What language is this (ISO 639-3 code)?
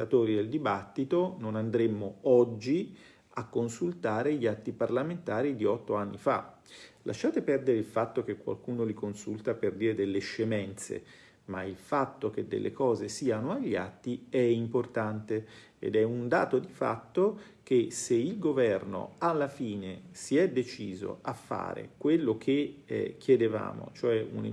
ita